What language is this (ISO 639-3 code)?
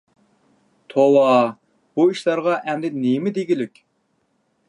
uig